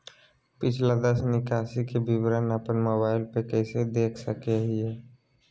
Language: Magahi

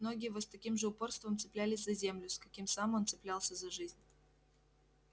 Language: Russian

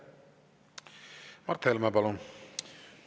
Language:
Estonian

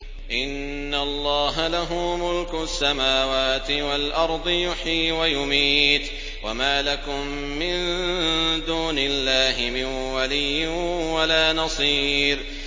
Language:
Arabic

